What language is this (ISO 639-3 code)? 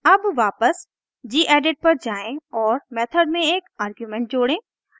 hin